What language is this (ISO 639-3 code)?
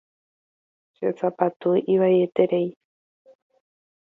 grn